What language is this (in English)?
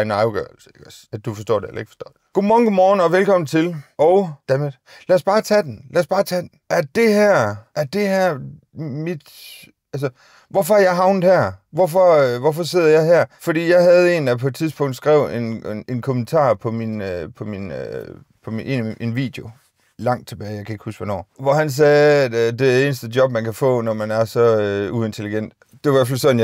Danish